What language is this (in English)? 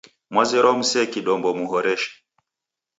Taita